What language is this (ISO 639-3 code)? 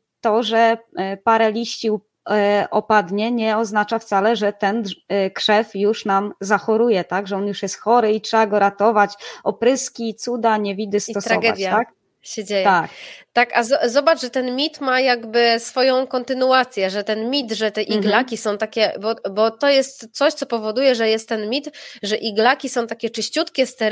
pol